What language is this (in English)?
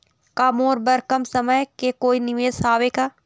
Chhattisgarhi